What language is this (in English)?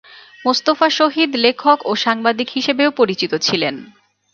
Bangla